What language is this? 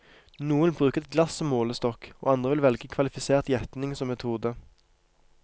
Norwegian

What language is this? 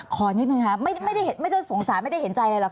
Thai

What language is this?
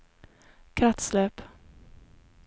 Norwegian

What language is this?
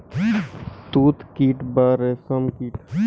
Bangla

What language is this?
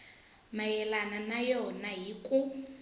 Tsonga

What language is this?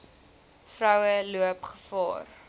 Afrikaans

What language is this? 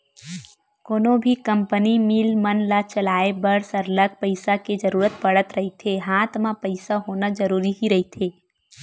Chhattisgarhi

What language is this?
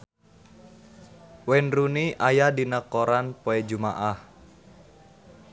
Sundanese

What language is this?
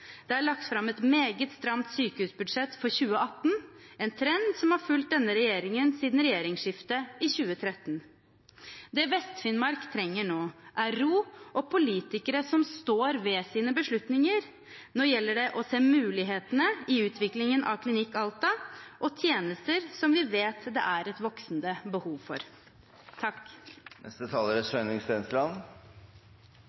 Norwegian Bokmål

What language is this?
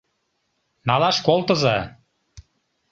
Mari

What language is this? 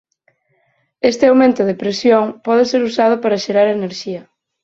Galician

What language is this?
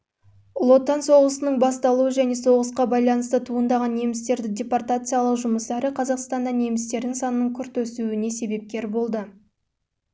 Kazakh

